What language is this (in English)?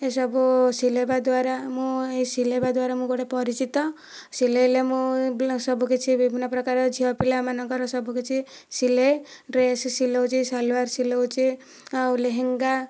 Odia